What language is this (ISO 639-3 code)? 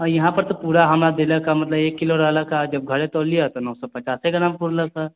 mai